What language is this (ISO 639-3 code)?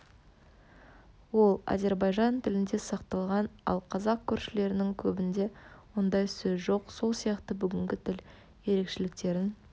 kaz